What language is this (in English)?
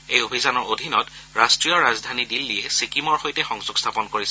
Assamese